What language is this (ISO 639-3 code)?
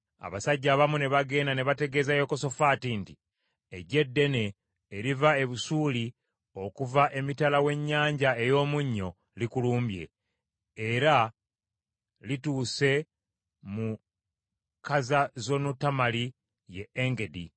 lug